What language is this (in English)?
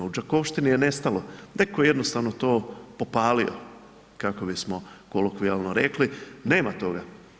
Croatian